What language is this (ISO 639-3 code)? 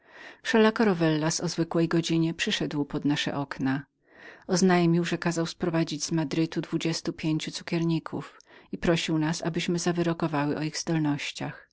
pol